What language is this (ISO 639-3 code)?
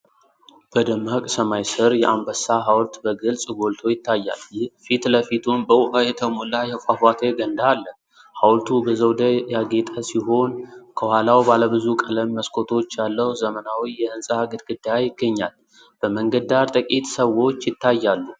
amh